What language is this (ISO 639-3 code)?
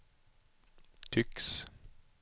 swe